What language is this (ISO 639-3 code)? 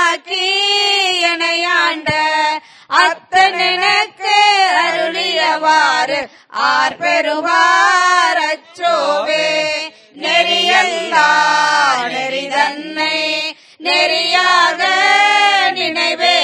tam